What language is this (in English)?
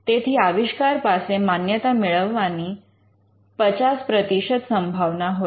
Gujarati